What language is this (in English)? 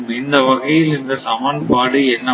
Tamil